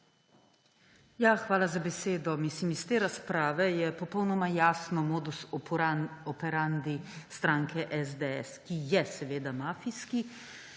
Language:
Slovenian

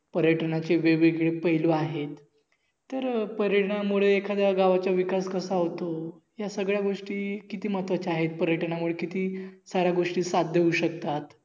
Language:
Marathi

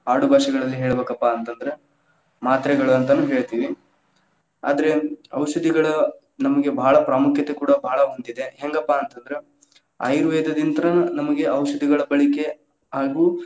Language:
Kannada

